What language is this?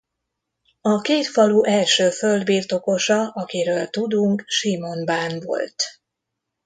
Hungarian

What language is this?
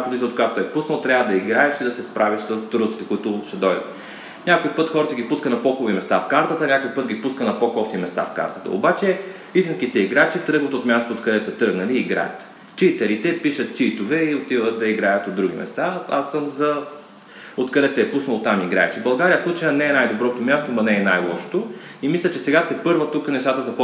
Bulgarian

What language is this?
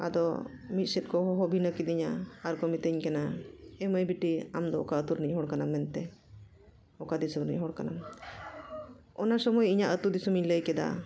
Santali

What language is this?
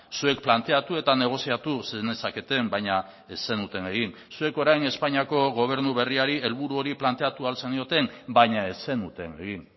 Basque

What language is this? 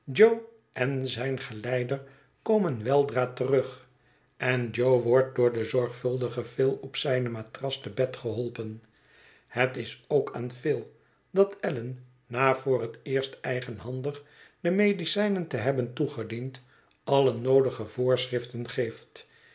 Dutch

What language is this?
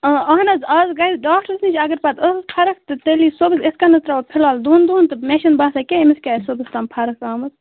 Kashmiri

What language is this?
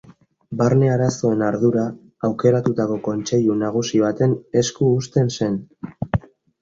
Basque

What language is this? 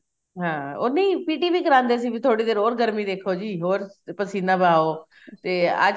Punjabi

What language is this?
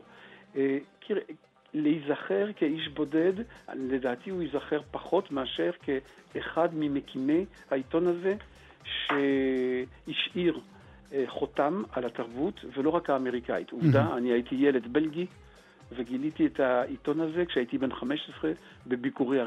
Hebrew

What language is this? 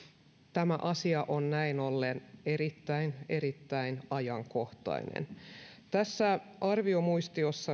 Finnish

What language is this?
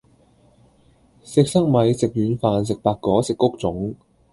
Cantonese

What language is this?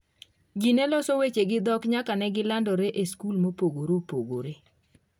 Luo (Kenya and Tanzania)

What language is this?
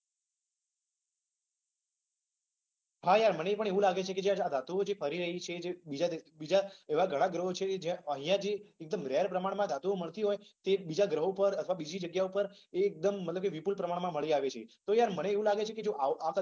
Gujarati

